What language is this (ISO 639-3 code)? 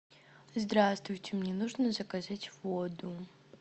rus